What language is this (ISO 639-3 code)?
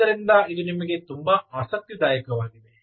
kan